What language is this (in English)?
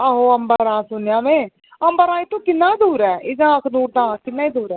Dogri